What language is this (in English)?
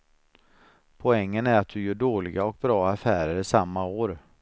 Swedish